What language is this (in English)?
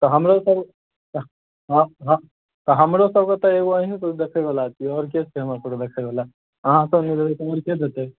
Maithili